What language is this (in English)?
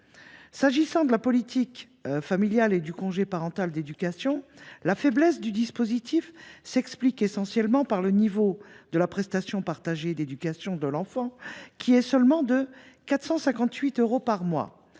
French